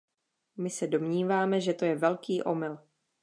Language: Czech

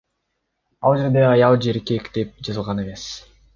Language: Kyrgyz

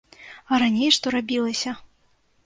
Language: Belarusian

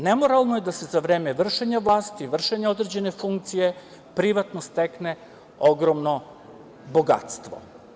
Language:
Serbian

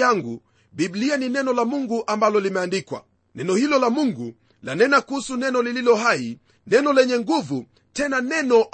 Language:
Swahili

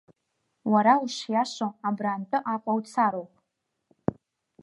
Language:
Abkhazian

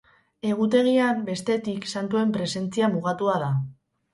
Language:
Basque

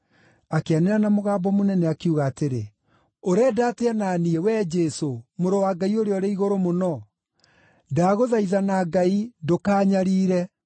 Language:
Kikuyu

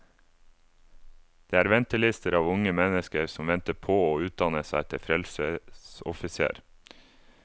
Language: Norwegian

